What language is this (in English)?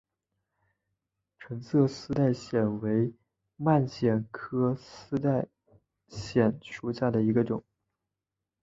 Chinese